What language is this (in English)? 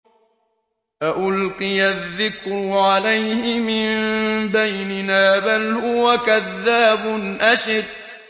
Arabic